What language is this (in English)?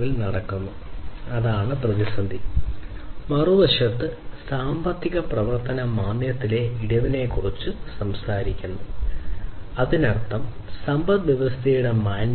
Malayalam